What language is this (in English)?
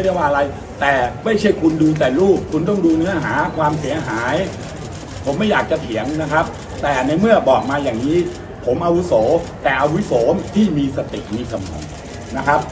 Thai